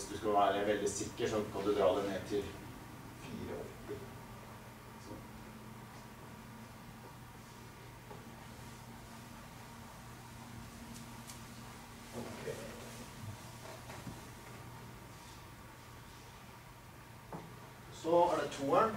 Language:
Swedish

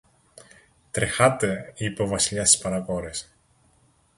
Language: Greek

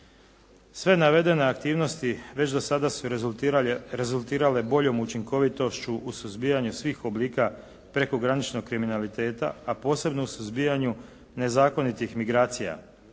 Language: Croatian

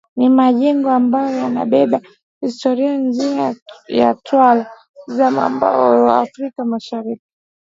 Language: Swahili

